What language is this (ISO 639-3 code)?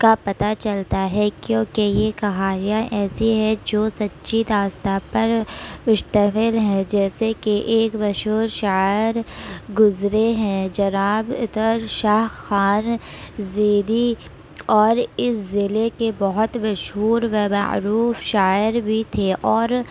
urd